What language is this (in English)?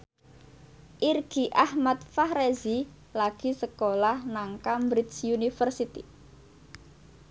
Javanese